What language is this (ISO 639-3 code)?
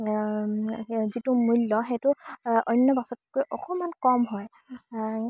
asm